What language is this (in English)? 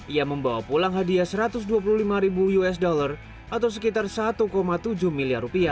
Indonesian